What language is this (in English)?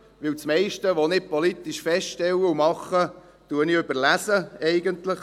Swiss German